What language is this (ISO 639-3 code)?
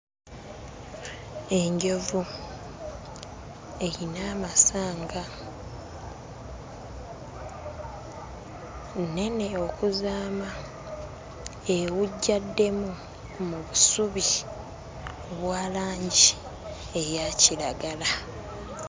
lug